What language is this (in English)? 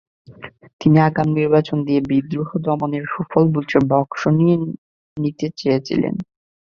Bangla